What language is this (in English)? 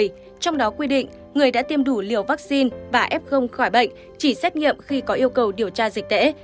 Vietnamese